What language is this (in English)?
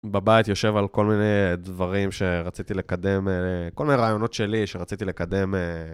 Hebrew